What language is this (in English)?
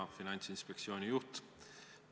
Estonian